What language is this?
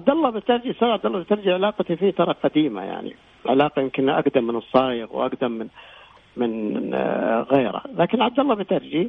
Arabic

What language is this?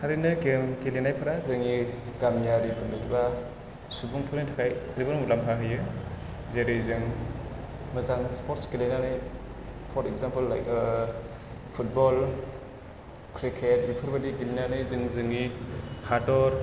Bodo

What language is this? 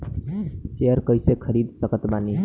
Bhojpuri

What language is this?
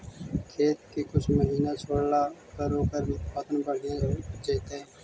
Magahi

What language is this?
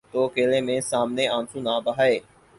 Urdu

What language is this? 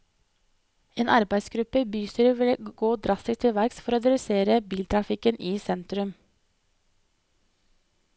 Norwegian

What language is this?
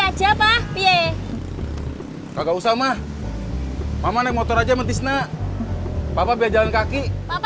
Indonesian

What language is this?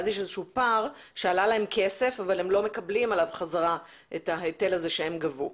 Hebrew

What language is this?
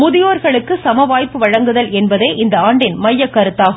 Tamil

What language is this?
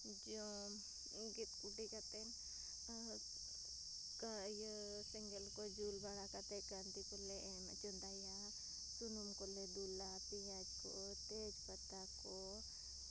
Santali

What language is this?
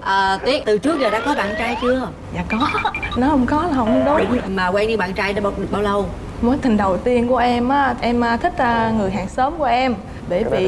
Vietnamese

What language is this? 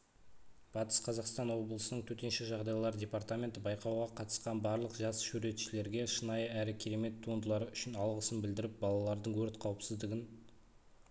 Kazakh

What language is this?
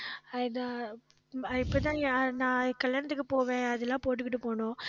Tamil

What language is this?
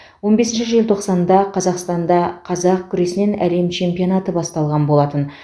Kazakh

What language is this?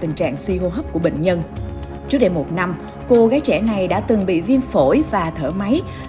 Vietnamese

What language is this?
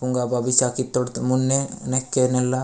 Gondi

